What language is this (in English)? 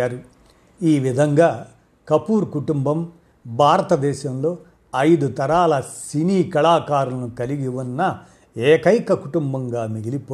Telugu